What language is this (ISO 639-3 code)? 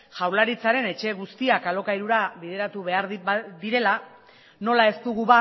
eus